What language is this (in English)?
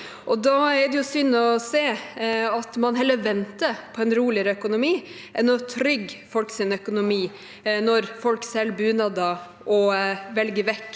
Norwegian